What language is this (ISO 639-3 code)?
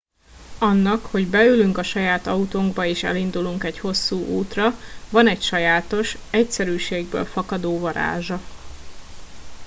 hun